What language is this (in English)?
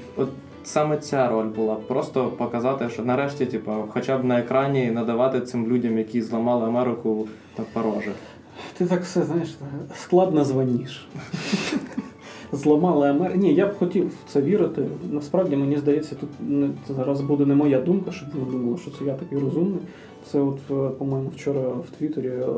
Ukrainian